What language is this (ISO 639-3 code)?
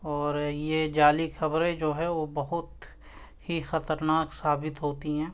urd